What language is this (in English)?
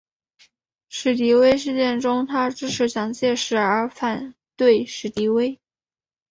Chinese